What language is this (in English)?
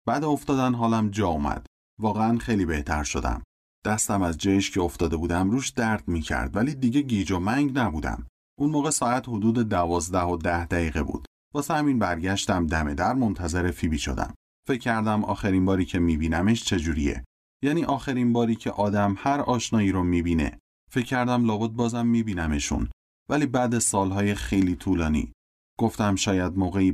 Persian